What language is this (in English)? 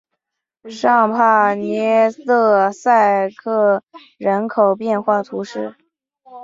Chinese